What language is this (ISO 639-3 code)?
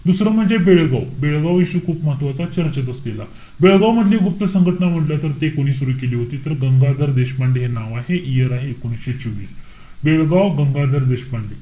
mar